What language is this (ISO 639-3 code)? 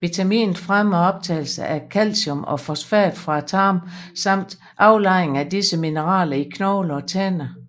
dan